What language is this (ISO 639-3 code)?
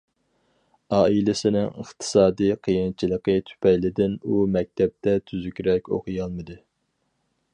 uig